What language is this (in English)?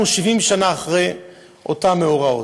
Hebrew